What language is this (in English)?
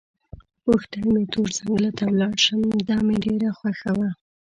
Pashto